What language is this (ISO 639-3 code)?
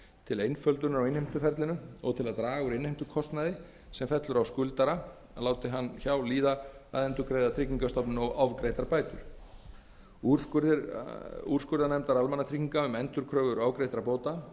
isl